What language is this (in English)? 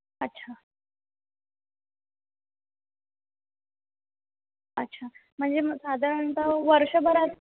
Marathi